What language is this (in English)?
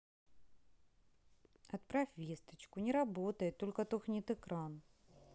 Russian